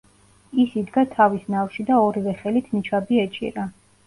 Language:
Georgian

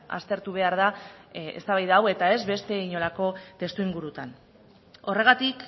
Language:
Basque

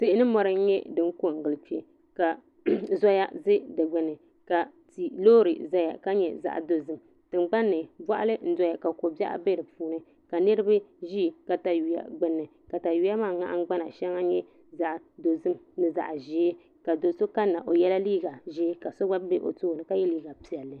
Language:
Dagbani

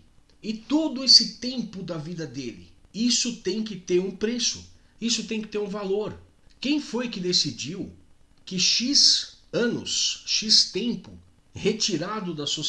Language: Portuguese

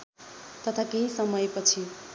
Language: Nepali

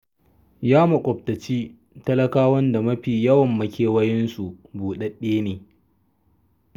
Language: Hausa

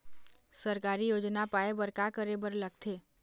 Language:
Chhattisgarhi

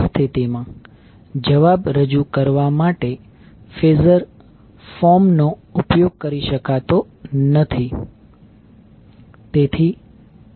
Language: Gujarati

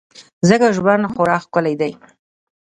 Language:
Pashto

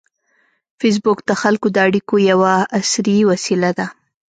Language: Pashto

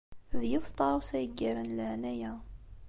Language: Kabyle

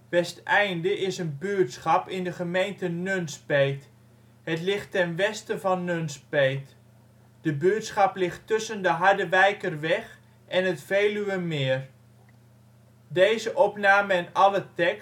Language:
Dutch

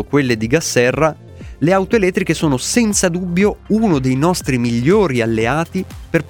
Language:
Italian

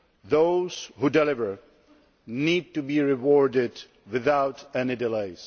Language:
English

